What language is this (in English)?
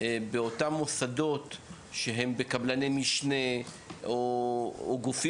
Hebrew